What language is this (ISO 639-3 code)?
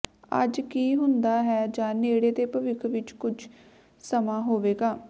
pan